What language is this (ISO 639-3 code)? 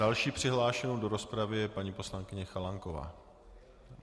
ces